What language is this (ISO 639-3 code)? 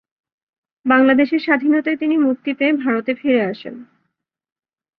ben